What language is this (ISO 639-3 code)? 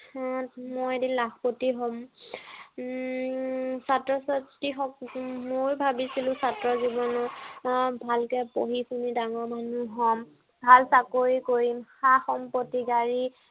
asm